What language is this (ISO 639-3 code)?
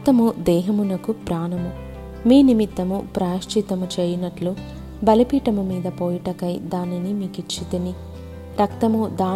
tel